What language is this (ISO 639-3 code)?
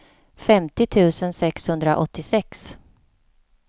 swe